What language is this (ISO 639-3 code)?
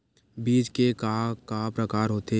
hne